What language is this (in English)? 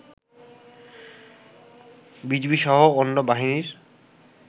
Bangla